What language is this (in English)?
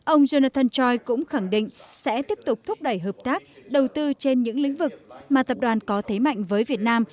Vietnamese